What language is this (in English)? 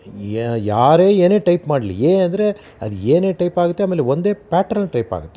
Kannada